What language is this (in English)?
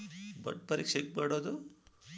Kannada